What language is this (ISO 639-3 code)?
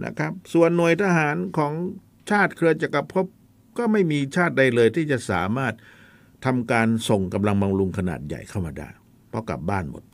tha